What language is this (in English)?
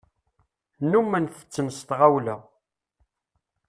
Kabyle